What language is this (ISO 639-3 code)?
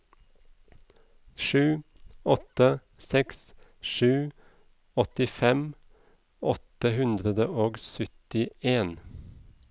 nor